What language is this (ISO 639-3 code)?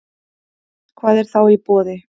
isl